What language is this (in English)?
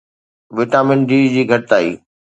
Sindhi